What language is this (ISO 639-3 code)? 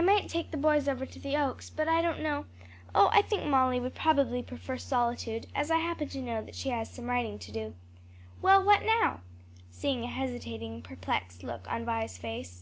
eng